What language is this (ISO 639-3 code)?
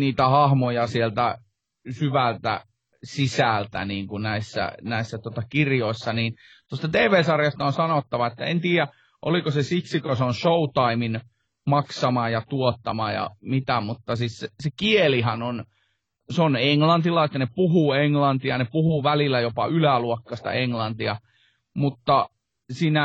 fin